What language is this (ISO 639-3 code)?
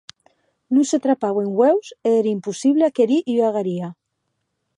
oci